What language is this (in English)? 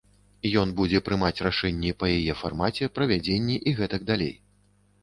Belarusian